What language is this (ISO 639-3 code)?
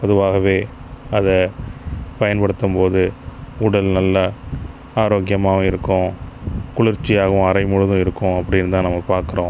tam